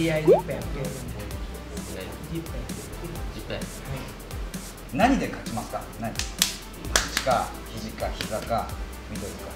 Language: Japanese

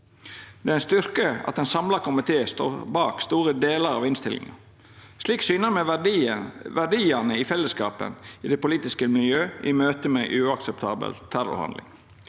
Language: Norwegian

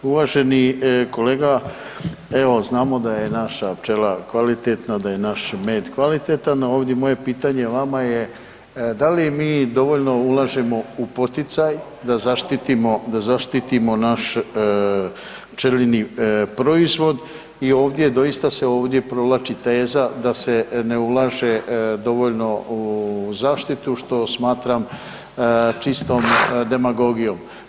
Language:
Croatian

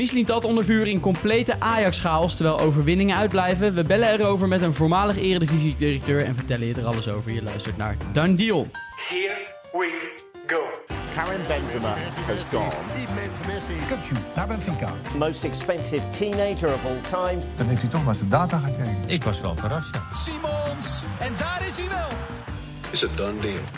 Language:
Dutch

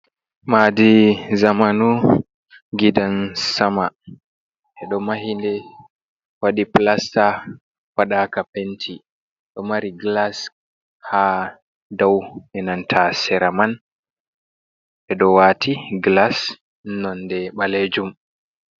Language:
Fula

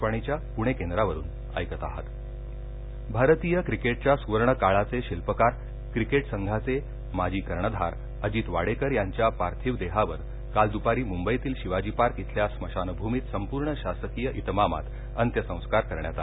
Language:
Marathi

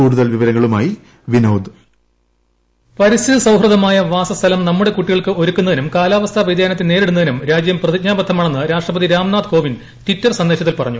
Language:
Malayalam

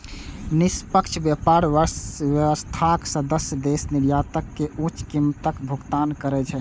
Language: Maithili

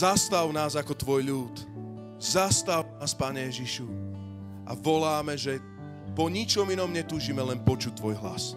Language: Slovak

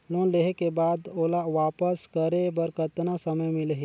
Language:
Chhattisgarhi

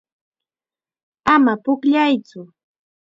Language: Chiquián Ancash Quechua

